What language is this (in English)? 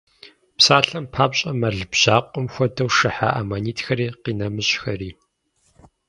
Kabardian